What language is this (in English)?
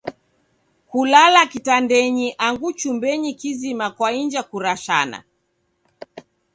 Taita